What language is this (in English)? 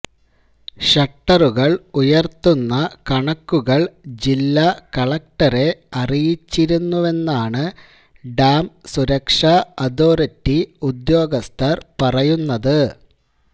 Malayalam